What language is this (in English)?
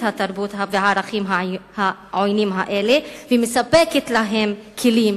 Hebrew